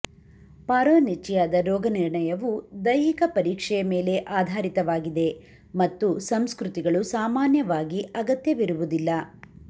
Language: Kannada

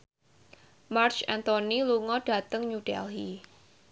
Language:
Javanese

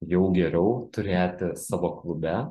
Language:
Lithuanian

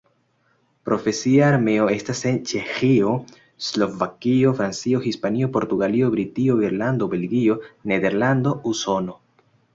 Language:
Esperanto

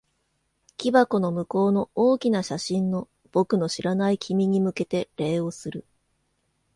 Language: Japanese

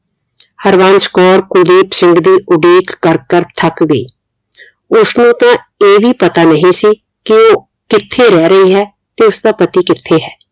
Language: Punjabi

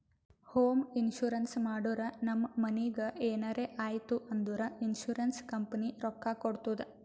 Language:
Kannada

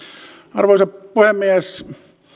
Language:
Finnish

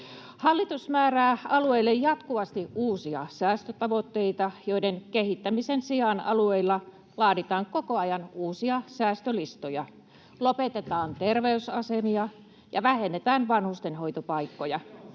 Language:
Finnish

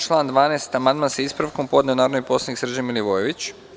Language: Serbian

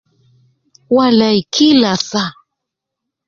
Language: Nubi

